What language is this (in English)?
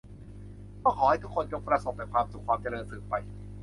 Thai